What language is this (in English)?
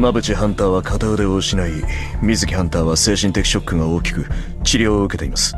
Japanese